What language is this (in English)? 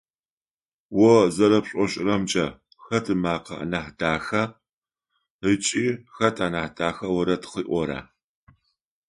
Adyghe